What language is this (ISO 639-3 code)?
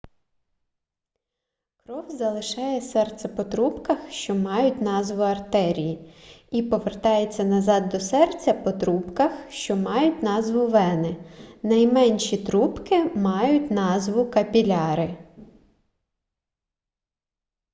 ukr